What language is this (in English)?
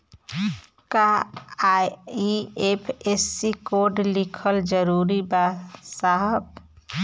Bhojpuri